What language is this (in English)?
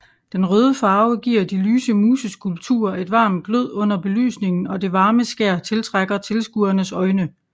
Danish